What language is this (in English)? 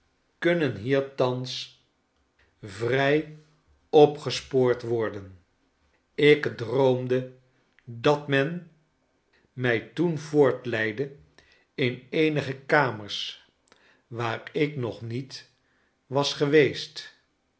Dutch